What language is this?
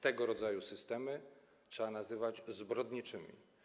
Polish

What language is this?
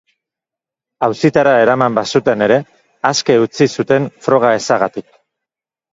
Basque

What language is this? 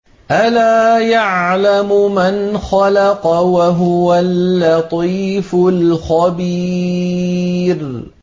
Arabic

